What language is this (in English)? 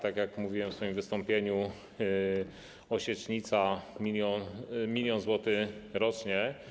Polish